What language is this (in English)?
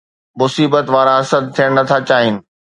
Sindhi